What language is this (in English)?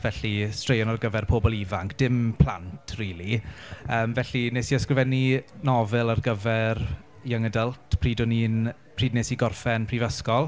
Welsh